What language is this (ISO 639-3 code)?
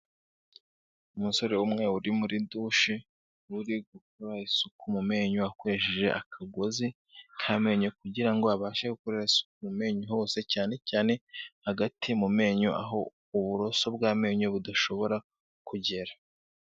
kin